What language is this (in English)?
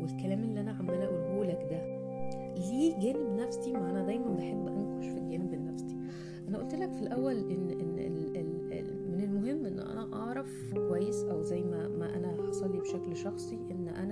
Arabic